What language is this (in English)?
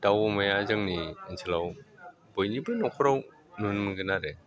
Bodo